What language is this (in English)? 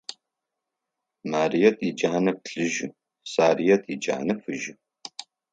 Adyghe